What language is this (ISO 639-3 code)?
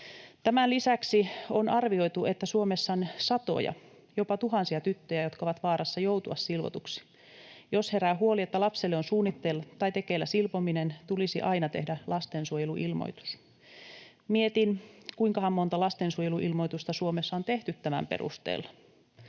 fin